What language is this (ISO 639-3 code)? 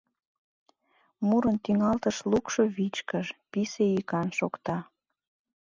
chm